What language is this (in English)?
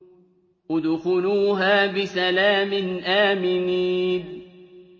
Arabic